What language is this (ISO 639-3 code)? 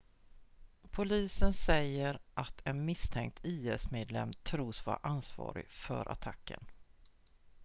swe